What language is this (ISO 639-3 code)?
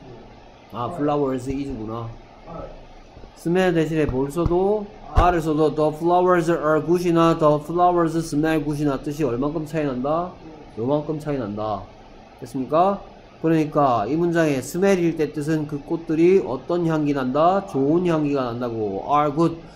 kor